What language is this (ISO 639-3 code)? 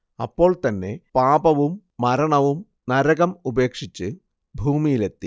mal